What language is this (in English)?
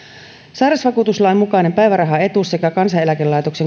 Finnish